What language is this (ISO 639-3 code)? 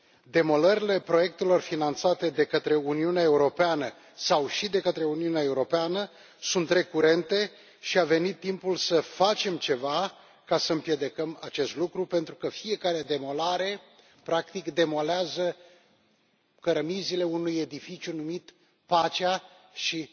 ron